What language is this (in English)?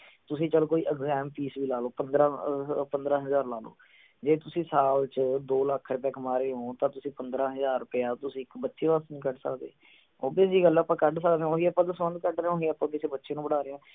Punjabi